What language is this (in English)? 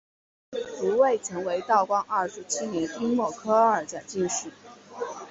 Chinese